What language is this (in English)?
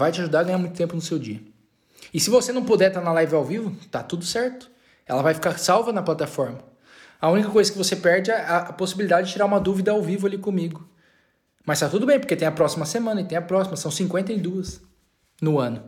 Portuguese